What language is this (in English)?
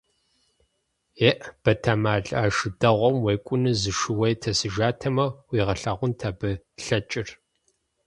Kabardian